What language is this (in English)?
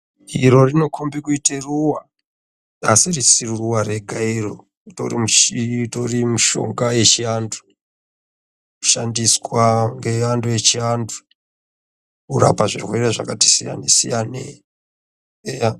Ndau